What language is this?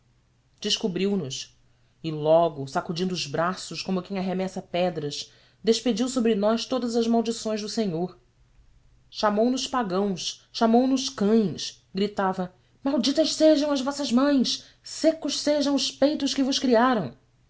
Portuguese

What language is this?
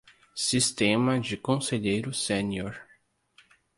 Portuguese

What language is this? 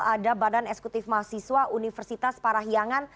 Indonesian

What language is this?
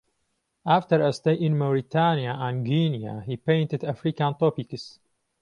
English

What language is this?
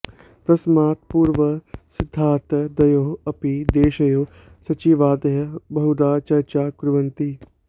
Sanskrit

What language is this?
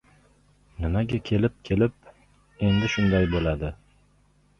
Uzbek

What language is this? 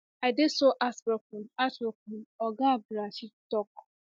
Nigerian Pidgin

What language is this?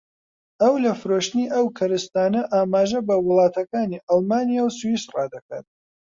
Central Kurdish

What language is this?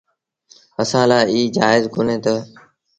Sindhi Bhil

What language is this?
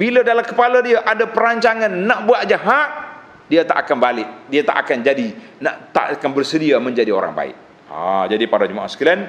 Malay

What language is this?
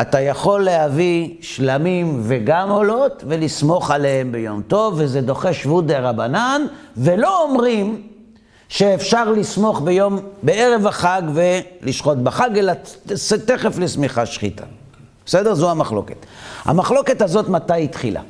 Hebrew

